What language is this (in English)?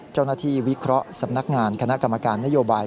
Thai